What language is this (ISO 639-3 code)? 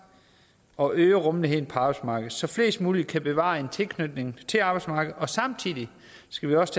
dan